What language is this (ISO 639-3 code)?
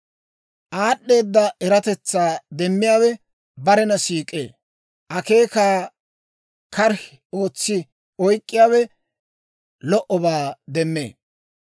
dwr